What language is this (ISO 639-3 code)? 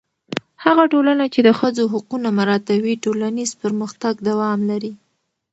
pus